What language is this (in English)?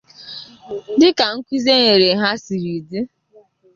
Igbo